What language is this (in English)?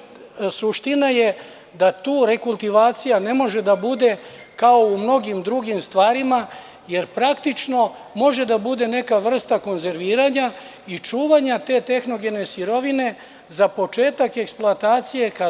Serbian